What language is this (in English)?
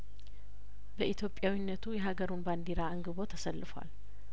Amharic